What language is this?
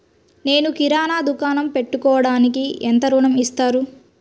Telugu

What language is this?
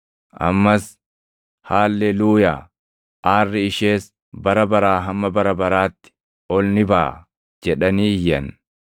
Oromo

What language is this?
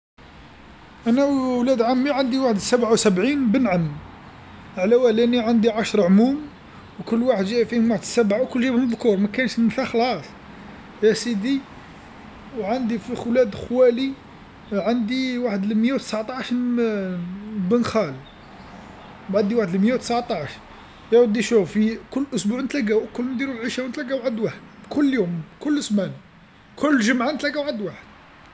Algerian Arabic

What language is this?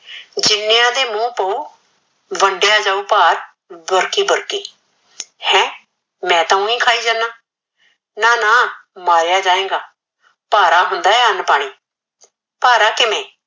Punjabi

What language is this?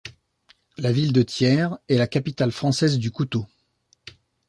French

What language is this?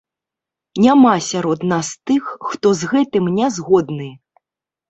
Belarusian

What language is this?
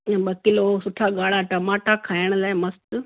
Sindhi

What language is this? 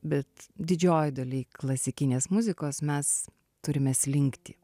Lithuanian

